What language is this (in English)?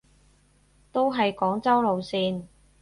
Cantonese